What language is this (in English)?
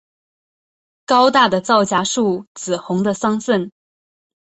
Chinese